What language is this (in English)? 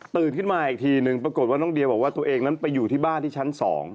Thai